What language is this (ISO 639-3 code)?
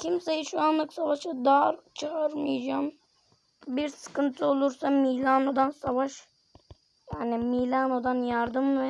tur